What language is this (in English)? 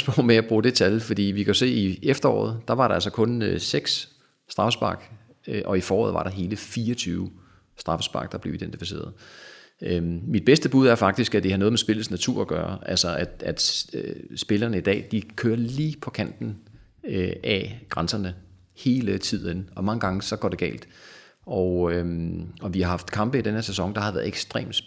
Danish